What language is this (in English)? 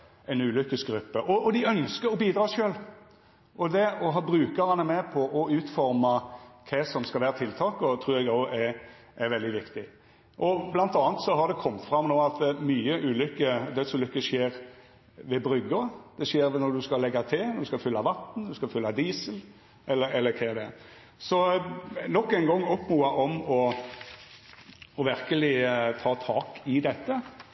Norwegian Nynorsk